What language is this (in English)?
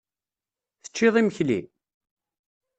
Kabyle